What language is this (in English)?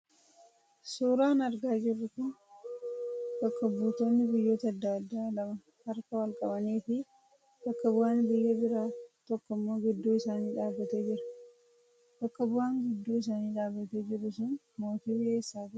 Oromo